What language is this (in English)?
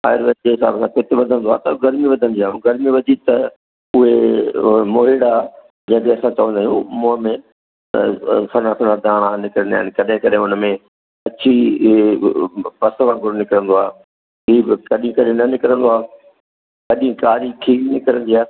Sindhi